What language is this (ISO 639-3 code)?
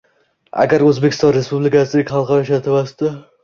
uzb